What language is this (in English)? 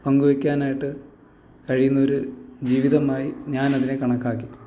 Malayalam